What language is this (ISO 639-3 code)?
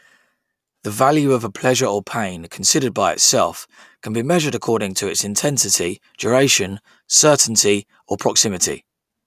eng